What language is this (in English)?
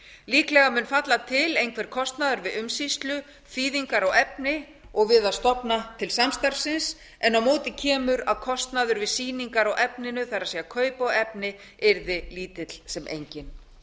Icelandic